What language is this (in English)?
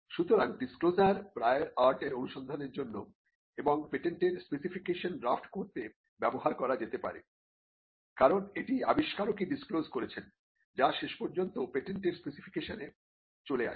Bangla